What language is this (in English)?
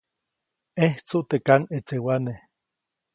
Copainalá Zoque